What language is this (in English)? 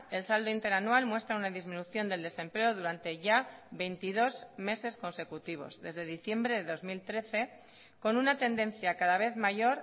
Spanish